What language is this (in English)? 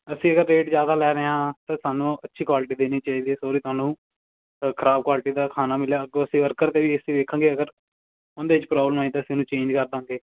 Punjabi